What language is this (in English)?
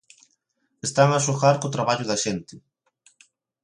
Galician